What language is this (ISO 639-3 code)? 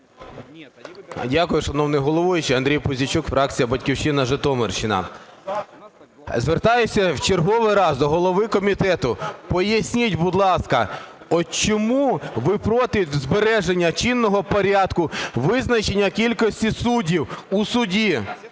ukr